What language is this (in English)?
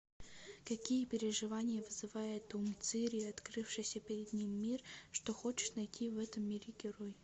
Russian